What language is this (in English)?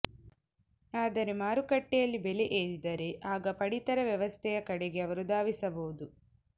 Kannada